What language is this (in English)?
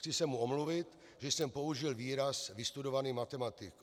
Czech